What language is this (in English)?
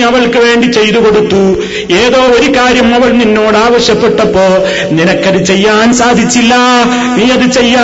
Malayalam